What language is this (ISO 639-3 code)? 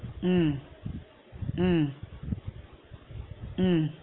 tam